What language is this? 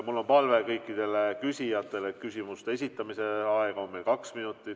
Estonian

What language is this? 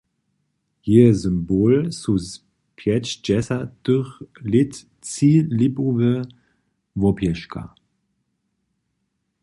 Upper Sorbian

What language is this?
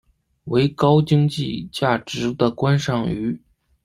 Chinese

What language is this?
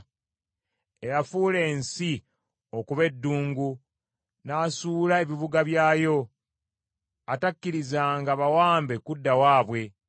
Ganda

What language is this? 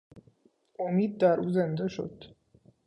Persian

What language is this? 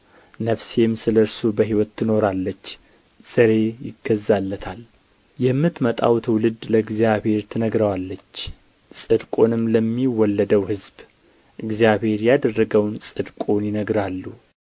Amharic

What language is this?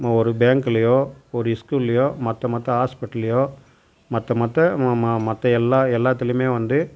Tamil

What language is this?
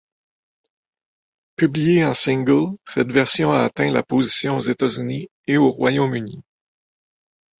French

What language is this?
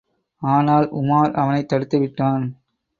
Tamil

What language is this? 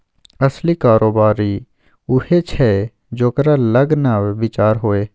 Maithili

